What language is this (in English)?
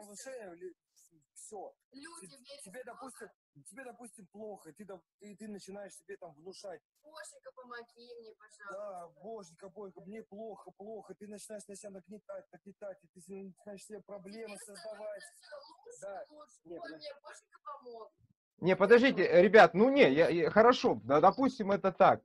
Russian